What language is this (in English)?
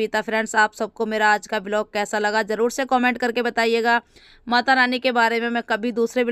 Hindi